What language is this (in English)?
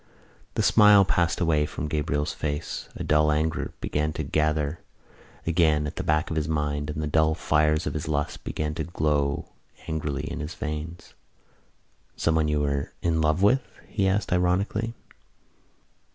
English